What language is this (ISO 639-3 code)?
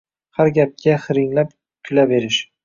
uzb